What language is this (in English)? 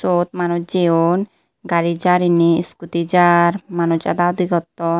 Chakma